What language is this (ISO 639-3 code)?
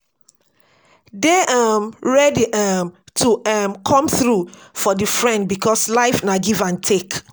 pcm